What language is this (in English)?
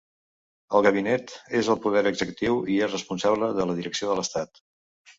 Catalan